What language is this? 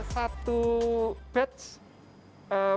Indonesian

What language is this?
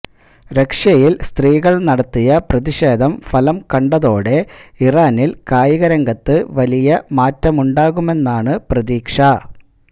Malayalam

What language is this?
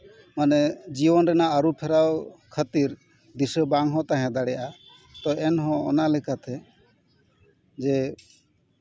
Santali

